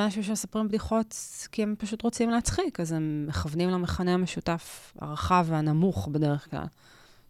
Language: Hebrew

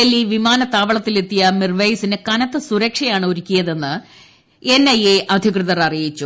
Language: Malayalam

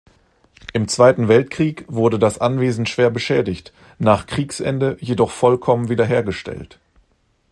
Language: German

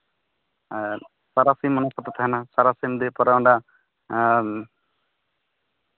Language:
Santali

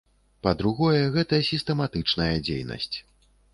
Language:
Belarusian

